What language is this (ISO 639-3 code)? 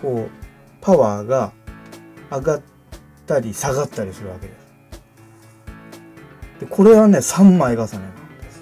jpn